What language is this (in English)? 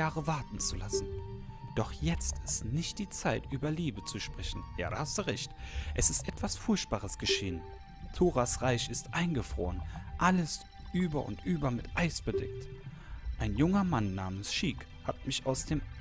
German